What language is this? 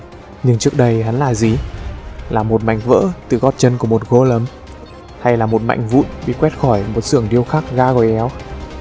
Vietnamese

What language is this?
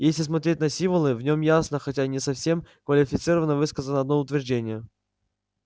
Russian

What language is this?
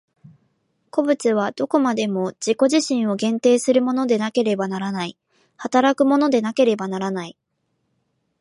Japanese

